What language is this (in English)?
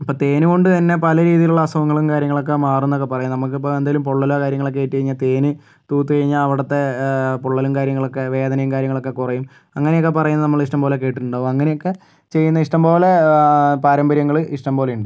Malayalam